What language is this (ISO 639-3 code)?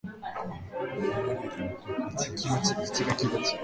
jpn